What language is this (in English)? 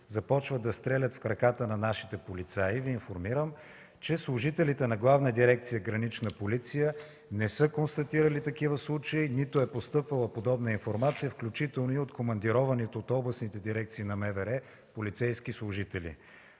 Bulgarian